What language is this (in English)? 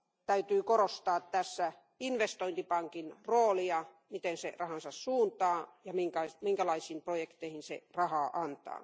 Finnish